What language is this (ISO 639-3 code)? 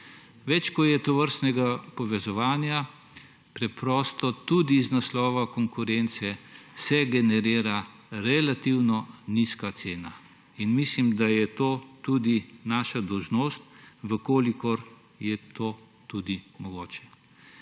slv